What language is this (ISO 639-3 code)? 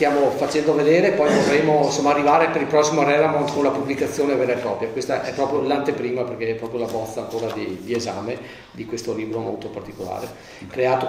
ita